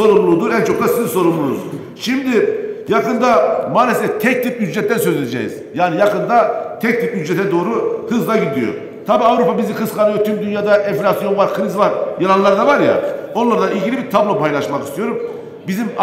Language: Turkish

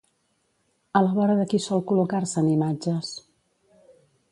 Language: Catalan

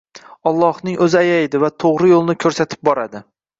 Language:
Uzbek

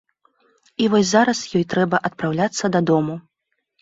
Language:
Belarusian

